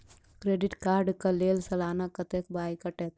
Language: Maithili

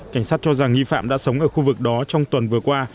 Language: Vietnamese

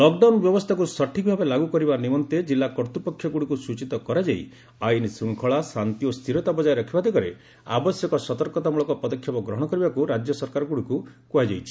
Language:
Odia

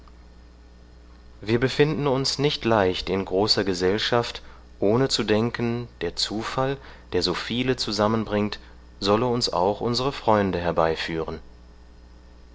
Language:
German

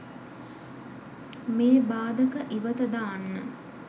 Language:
Sinhala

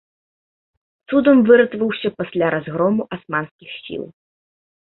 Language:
Belarusian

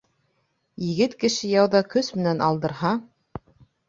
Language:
Bashkir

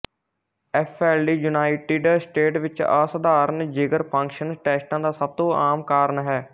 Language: Punjabi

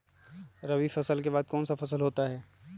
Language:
Magahi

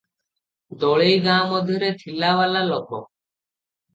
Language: Odia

